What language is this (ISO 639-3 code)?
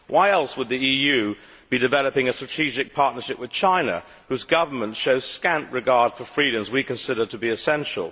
eng